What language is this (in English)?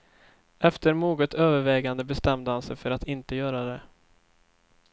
Swedish